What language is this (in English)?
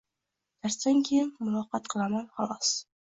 Uzbek